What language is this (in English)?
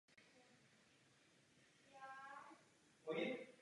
Czech